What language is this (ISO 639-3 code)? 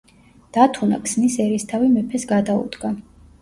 kat